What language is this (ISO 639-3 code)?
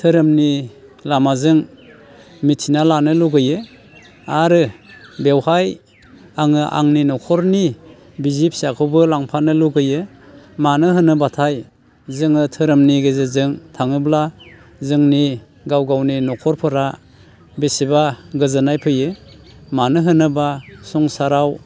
brx